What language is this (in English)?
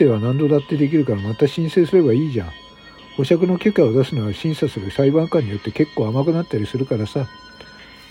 Japanese